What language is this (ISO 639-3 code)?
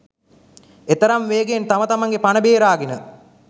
sin